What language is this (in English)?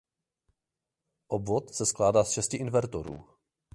Czech